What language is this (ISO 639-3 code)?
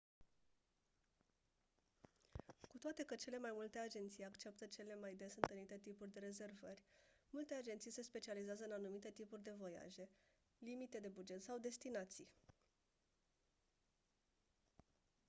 ron